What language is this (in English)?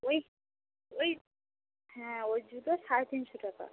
Bangla